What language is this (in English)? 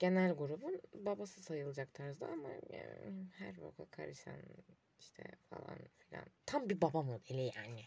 Turkish